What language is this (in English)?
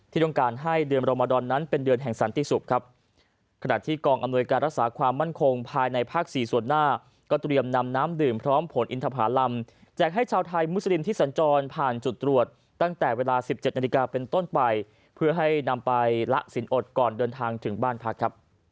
Thai